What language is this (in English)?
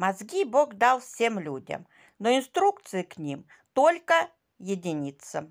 Russian